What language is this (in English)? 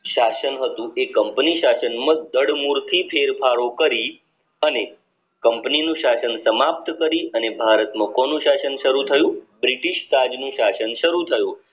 Gujarati